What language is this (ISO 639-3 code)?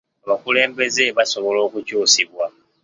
lug